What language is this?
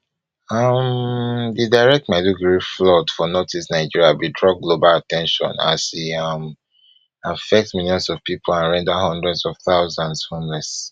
Nigerian Pidgin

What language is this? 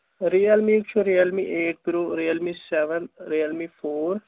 Kashmiri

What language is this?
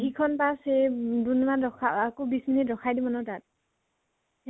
Assamese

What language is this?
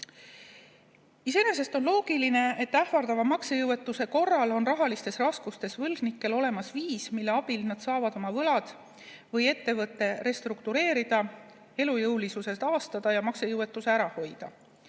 Estonian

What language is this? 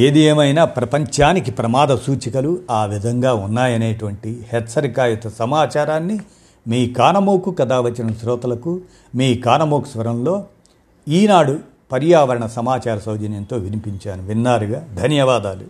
Telugu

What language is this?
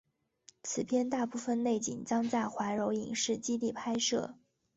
Chinese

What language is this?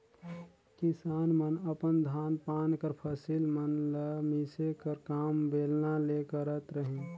Chhattisgarhi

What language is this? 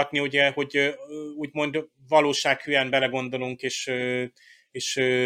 Hungarian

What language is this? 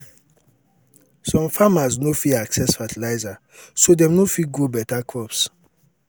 Nigerian Pidgin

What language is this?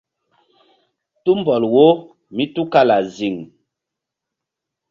Mbum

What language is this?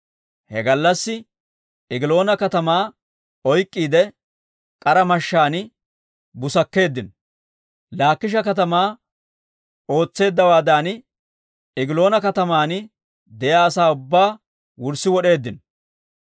Dawro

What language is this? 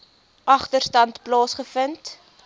Afrikaans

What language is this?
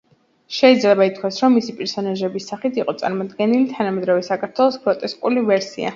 Georgian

